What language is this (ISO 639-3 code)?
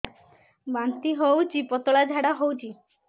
ori